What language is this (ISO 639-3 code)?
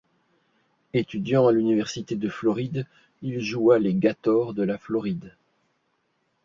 fra